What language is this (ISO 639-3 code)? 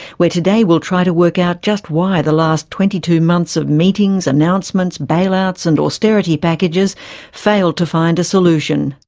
eng